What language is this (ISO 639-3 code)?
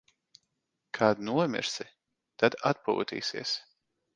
lav